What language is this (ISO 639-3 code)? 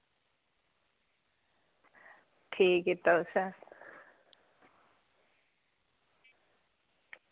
doi